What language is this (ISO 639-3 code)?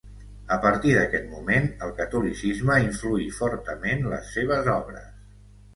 cat